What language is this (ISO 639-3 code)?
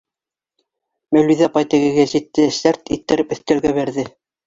bak